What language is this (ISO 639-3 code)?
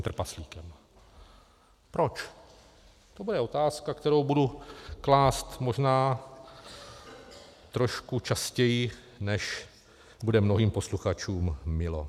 ces